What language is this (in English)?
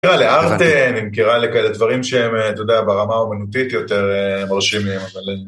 Hebrew